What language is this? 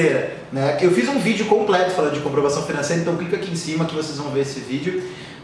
Portuguese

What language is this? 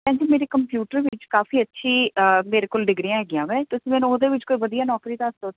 Punjabi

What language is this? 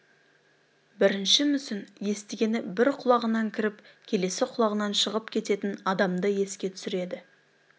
Kazakh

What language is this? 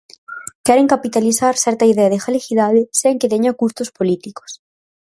Galician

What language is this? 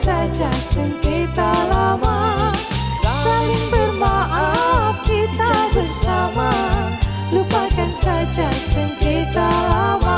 Indonesian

